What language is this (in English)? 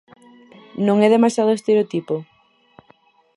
Galician